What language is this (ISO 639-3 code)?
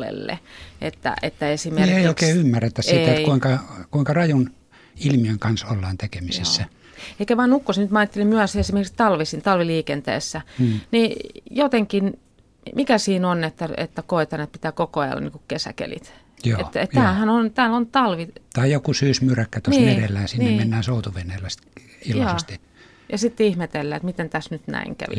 fin